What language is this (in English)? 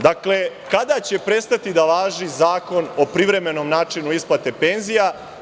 Serbian